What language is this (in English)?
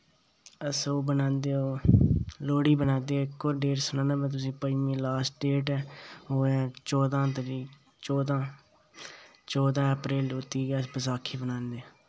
Dogri